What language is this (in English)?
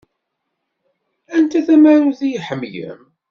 Kabyle